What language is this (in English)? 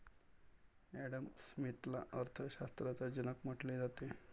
Marathi